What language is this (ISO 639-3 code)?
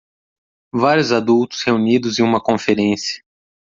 por